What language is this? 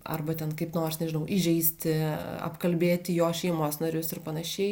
Lithuanian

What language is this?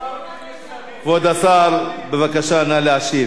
Hebrew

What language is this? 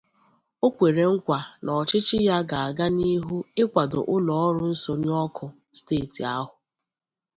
Igbo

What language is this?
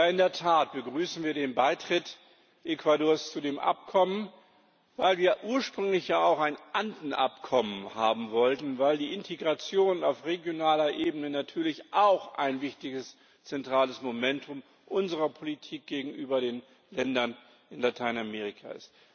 German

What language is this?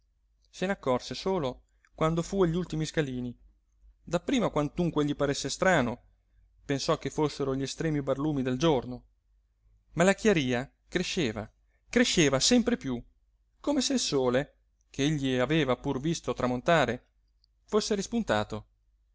Italian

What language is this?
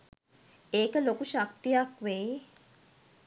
Sinhala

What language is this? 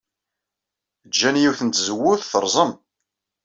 Kabyle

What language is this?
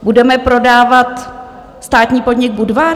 Czech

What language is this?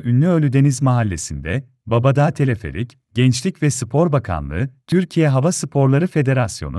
Turkish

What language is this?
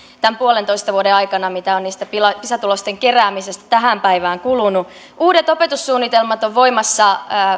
Finnish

